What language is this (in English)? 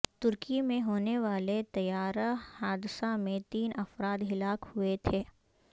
Urdu